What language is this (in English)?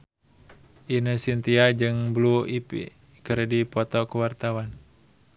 Sundanese